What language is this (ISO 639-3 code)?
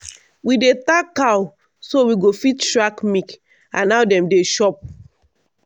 pcm